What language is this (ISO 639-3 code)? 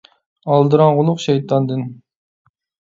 uig